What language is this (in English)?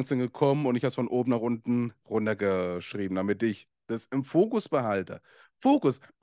German